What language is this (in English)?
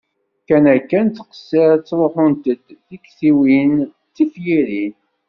Kabyle